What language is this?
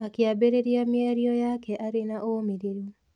Kikuyu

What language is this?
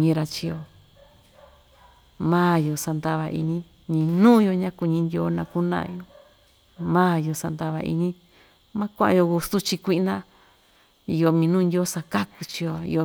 Ixtayutla Mixtec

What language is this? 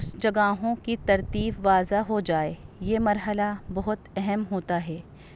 Urdu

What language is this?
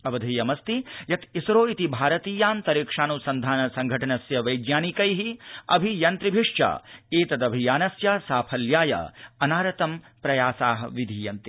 Sanskrit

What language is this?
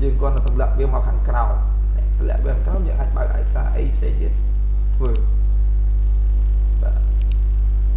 Vietnamese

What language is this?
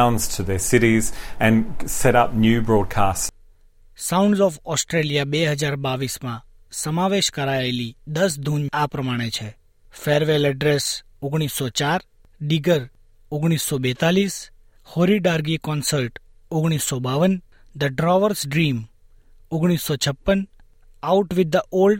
Gujarati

